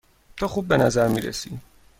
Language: Persian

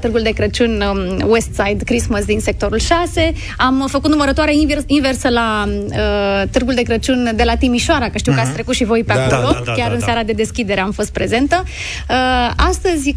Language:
Romanian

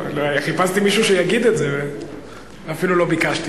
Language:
Hebrew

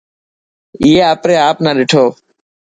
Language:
Dhatki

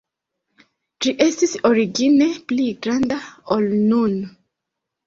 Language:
Esperanto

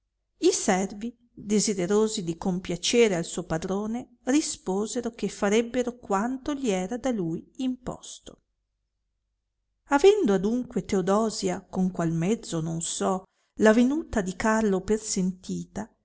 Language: Italian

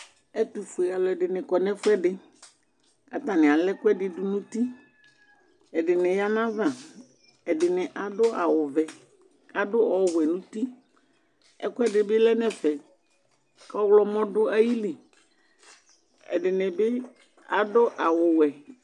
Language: Ikposo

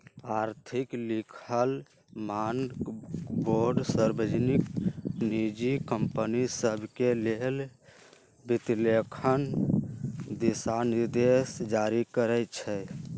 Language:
Magahi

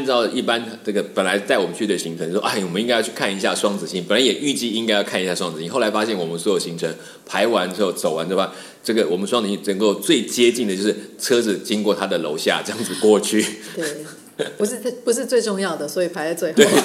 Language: Chinese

